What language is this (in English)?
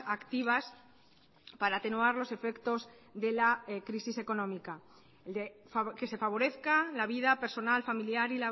Spanish